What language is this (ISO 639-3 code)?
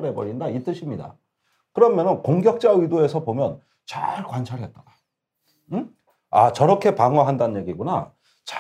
kor